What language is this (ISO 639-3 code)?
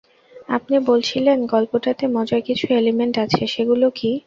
ben